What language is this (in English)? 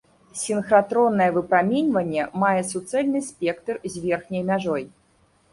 Belarusian